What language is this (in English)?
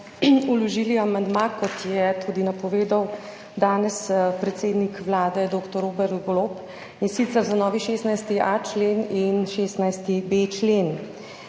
Slovenian